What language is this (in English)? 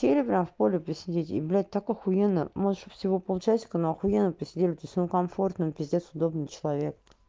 Russian